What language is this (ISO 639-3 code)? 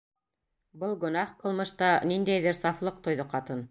bak